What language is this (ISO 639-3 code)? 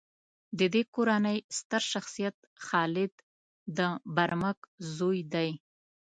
pus